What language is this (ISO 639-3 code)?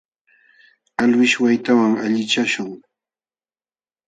qxw